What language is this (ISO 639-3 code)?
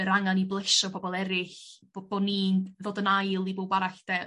cym